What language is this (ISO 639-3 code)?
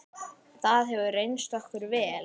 isl